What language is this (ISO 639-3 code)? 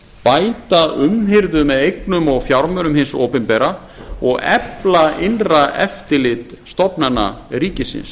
isl